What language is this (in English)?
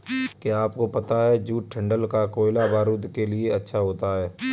Hindi